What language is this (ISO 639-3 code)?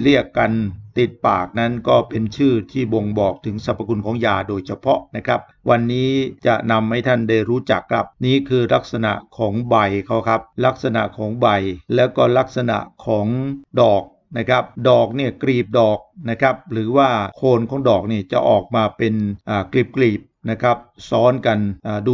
tha